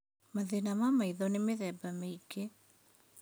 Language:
Kikuyu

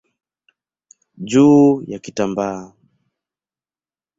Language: Swahili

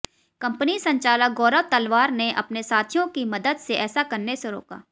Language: Hindi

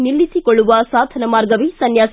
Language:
Kannada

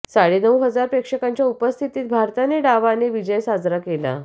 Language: Marathi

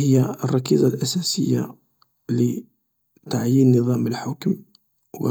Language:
Algerian Arabic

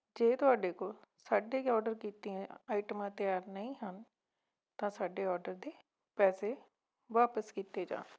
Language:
Punjabi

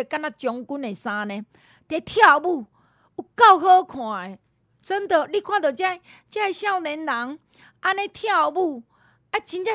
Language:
Chinese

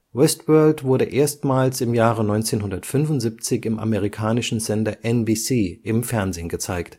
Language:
German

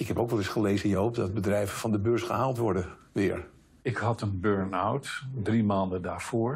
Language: Dutch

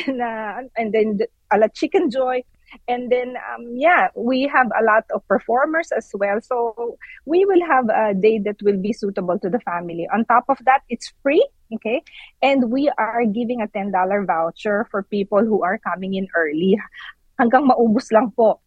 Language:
Filipino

